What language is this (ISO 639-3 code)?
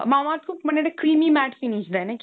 ben